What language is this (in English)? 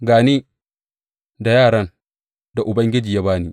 Hausa